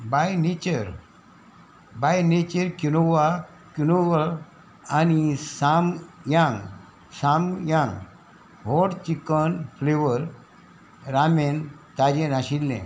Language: Konkani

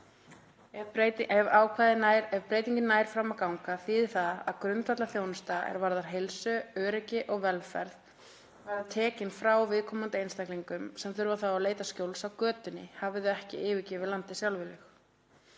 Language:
Icelandic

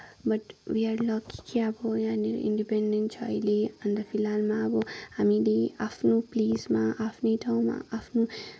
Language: Nepali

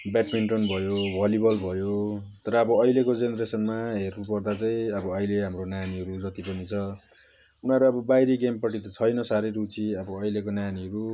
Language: Nepali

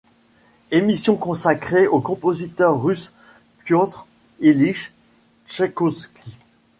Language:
French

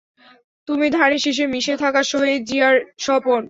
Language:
Bangla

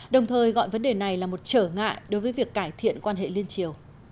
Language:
Vietnamese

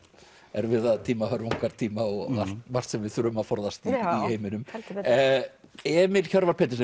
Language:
Icelandic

